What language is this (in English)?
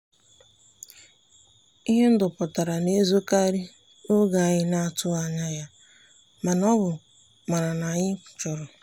Igbo